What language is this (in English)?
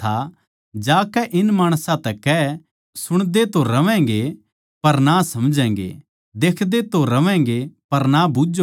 Haryanvi